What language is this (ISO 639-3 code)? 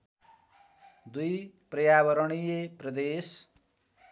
nep